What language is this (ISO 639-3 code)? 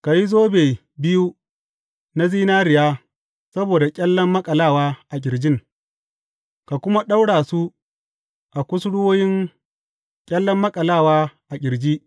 hau